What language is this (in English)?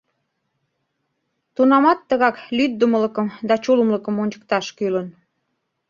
Mari